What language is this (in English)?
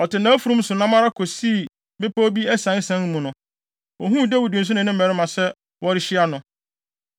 Akan